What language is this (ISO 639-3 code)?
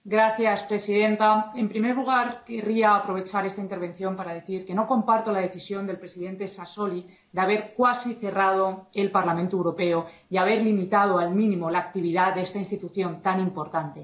spa